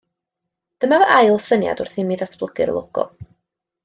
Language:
Welsh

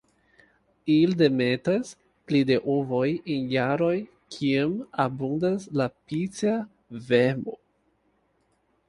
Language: Esperanto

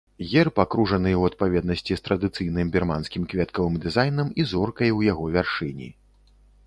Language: Belarusian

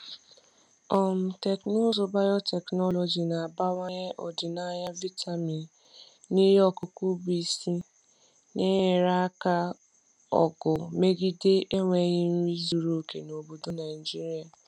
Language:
Igbo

